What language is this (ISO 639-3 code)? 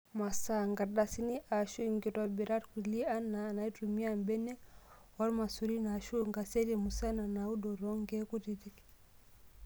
mas